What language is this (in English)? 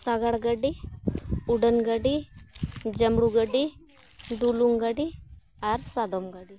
Santali